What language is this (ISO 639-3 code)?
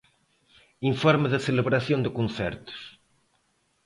glg